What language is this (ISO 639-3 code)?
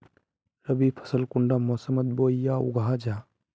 mag